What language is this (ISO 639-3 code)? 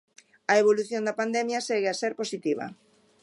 glg